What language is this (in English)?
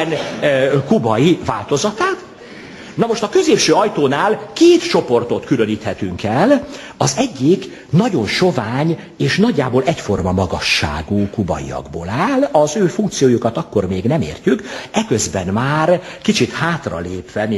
Hungarian